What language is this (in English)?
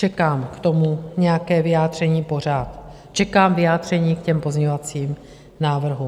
Czech